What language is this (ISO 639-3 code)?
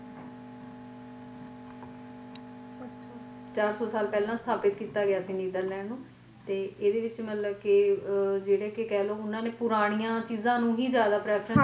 pan